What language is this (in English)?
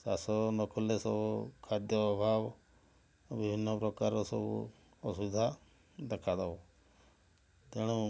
Odia